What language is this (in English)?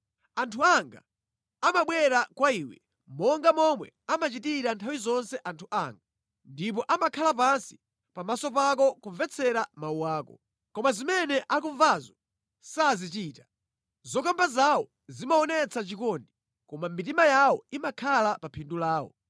Nyanja